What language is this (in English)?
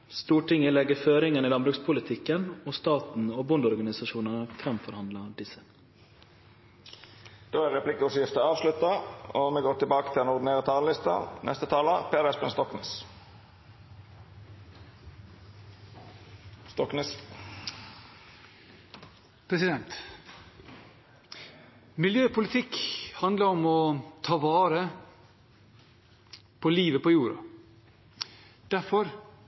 Norwegian